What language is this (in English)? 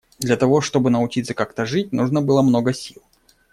Russian